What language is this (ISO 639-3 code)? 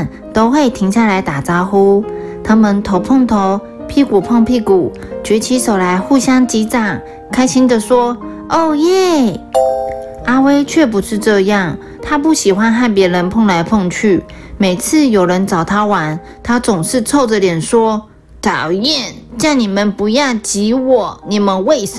zho